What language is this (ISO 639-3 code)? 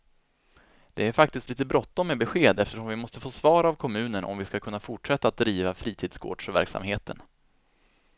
swe